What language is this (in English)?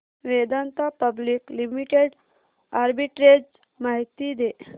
Marathi